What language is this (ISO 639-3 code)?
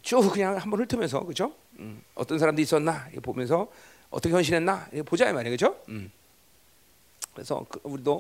kor